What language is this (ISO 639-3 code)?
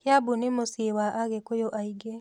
kik